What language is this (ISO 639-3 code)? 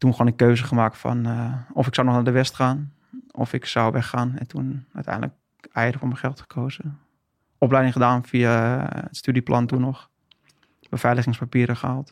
nld